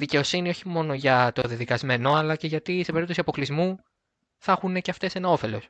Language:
Greek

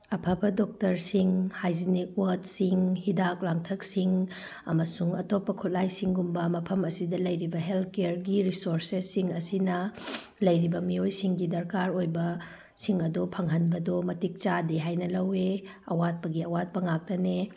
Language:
Manipuri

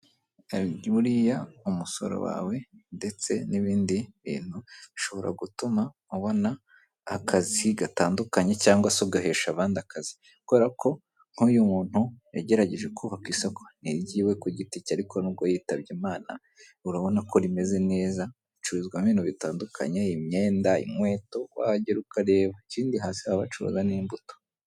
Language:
Kinyarwanda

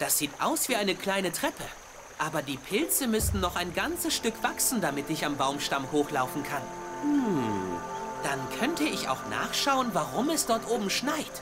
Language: German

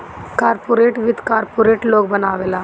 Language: Bhojpuri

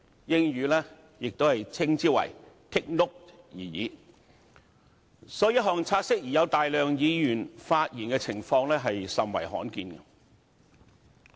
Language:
Cantonese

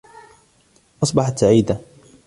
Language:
Arabic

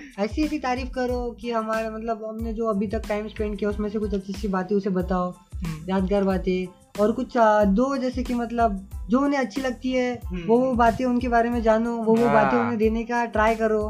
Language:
Hindi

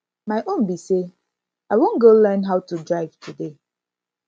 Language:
Nigerian Pidgin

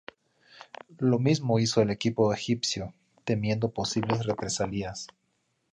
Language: Spanish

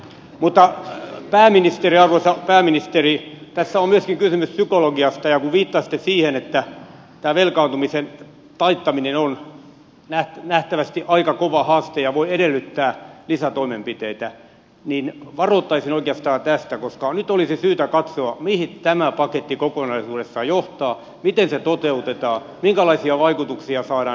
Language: Finnish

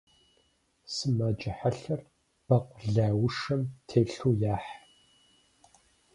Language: Kabardian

